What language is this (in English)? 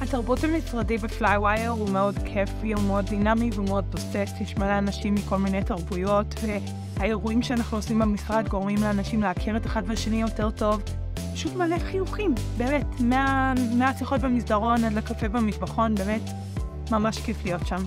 Hebrew